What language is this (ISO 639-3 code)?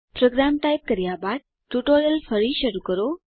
guj